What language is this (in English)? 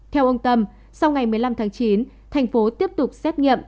Vietnamese